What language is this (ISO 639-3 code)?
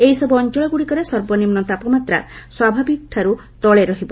ori